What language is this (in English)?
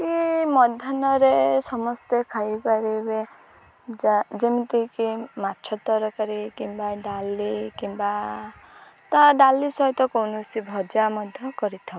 Odia